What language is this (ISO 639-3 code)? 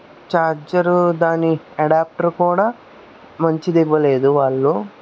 tel